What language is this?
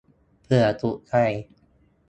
Thai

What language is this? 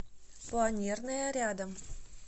Russian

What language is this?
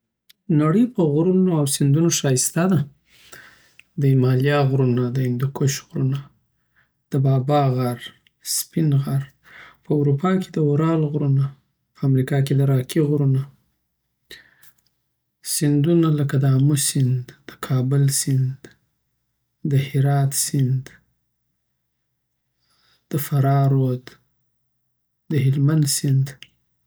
Southern Pashto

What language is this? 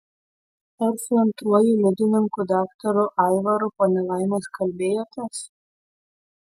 Lithuanian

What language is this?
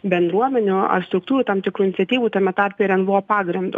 Lithuanian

